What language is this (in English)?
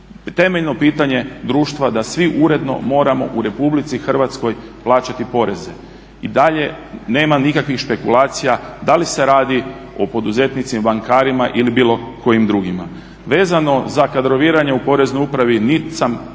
Croatian